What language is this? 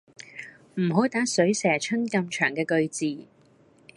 Cantonese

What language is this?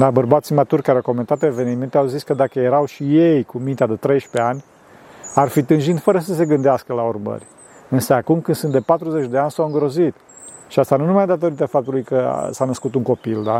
Romanian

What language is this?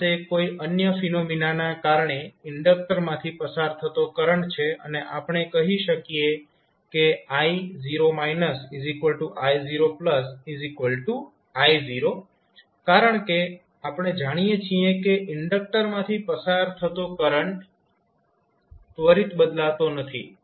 Gujarati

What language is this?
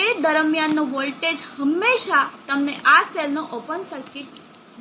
Gujarati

